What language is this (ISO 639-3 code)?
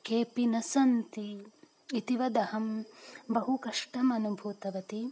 san